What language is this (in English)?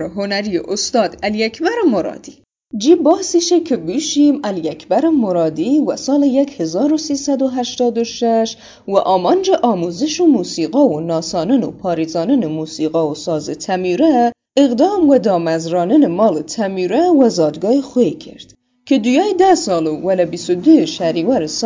Persian